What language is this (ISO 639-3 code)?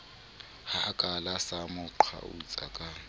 sot